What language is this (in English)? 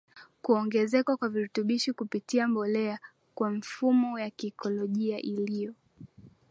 Swahili